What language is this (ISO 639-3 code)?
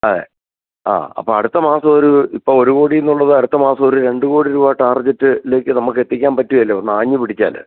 mal